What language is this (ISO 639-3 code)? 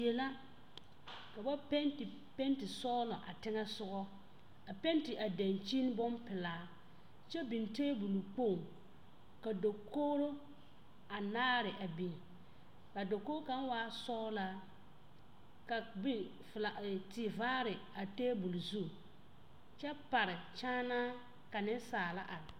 dga